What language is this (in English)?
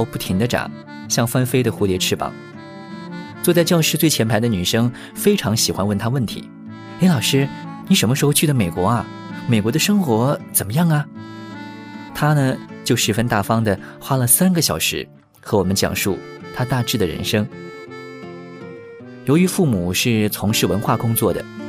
Chinese